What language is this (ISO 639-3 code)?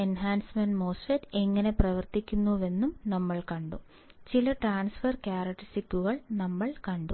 mal